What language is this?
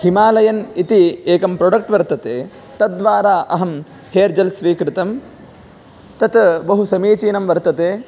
Sanskrit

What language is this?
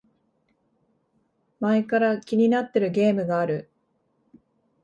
Japanese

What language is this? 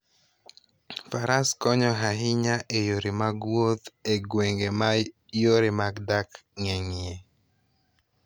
Luo (Kenya and Tanzania)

